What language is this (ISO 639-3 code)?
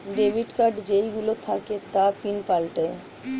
ben